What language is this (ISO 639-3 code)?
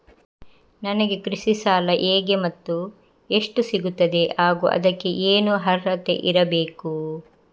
kan